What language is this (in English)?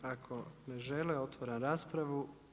Croatian